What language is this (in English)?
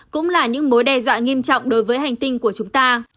Vietnamese